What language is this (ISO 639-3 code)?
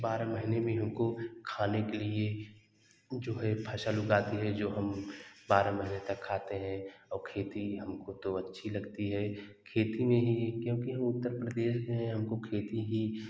hin